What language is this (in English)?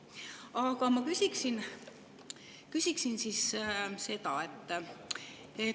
Estonian